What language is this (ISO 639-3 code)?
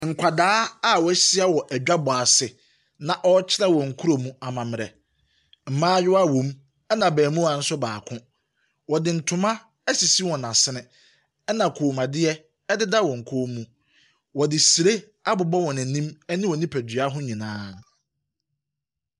aka